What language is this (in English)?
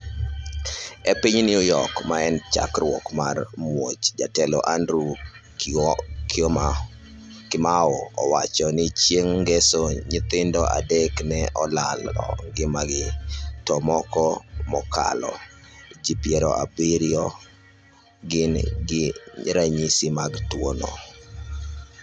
Luo (Kenya and Tanzania)